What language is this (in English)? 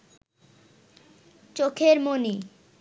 Bangla